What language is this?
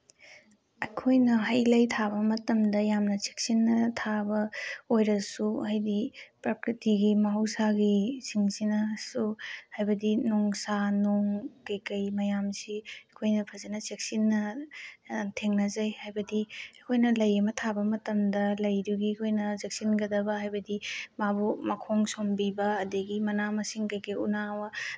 Manipuri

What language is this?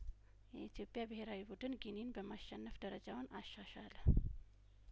Amharic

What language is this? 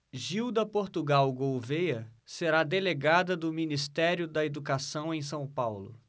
Portuguese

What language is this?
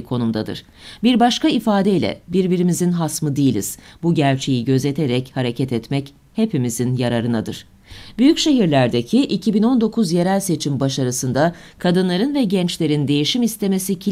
Turkish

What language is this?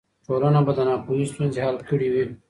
Pashto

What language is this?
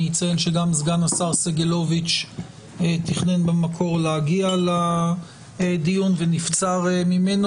Hebrew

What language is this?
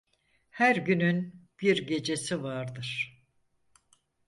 Turkish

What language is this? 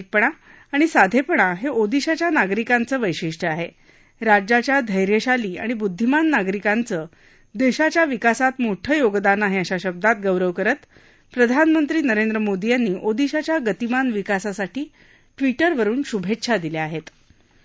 Marathi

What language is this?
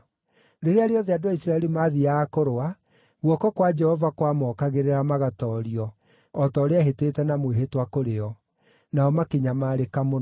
Kikuyu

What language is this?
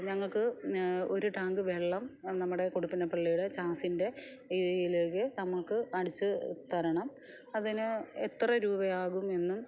Malayalam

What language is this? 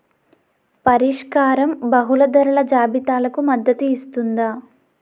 Telugu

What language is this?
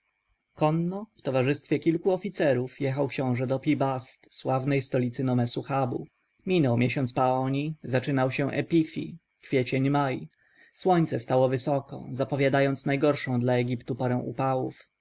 Polish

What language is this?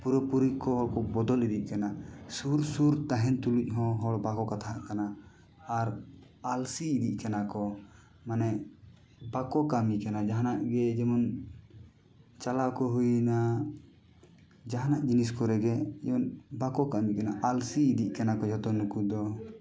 Santali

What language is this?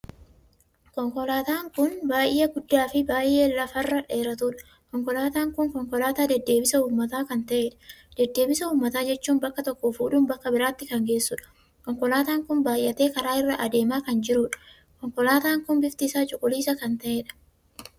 Oromo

